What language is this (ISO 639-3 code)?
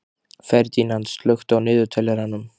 isl